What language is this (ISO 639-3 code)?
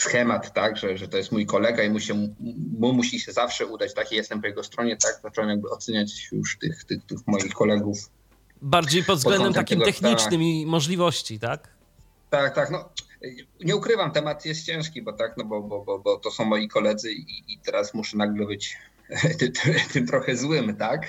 pol